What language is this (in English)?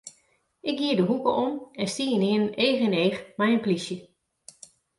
Western Frisian